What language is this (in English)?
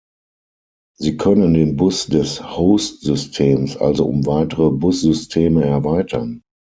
German